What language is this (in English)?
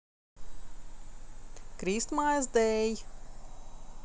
Russian